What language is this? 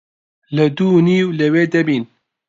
Central Kurdish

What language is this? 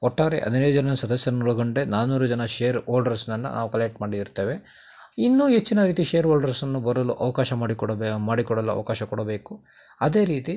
Kannada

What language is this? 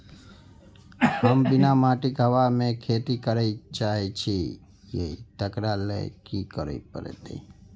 Maithili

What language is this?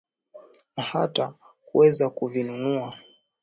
Swahili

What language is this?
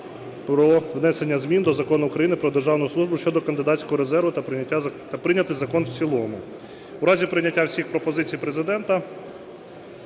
Ukrainian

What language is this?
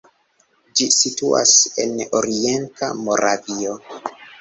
Esperanto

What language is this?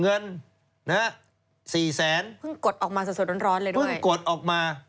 Thai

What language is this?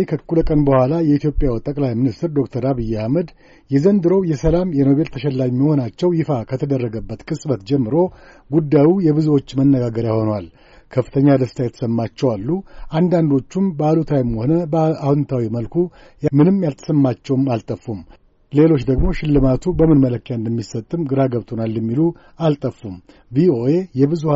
Amharic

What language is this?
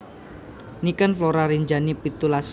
Javanese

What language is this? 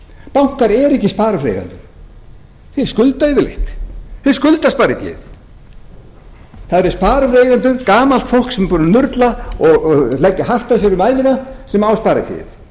Icelandic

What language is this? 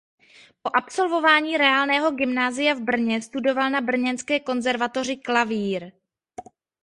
Czech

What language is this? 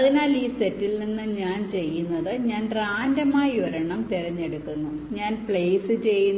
Malayalam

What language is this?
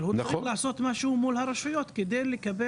Hebrew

